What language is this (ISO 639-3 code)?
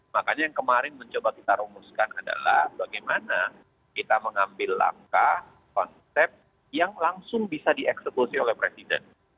ind